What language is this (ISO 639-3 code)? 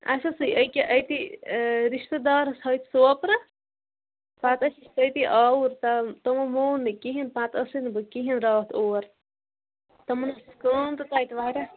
kas